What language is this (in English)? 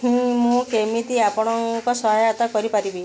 Odia